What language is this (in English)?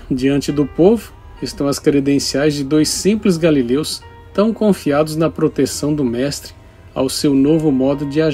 Portuguese